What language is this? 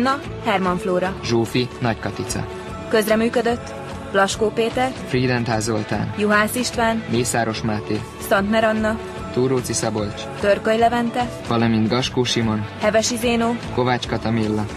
Hungarian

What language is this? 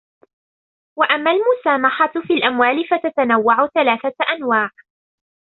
Arabic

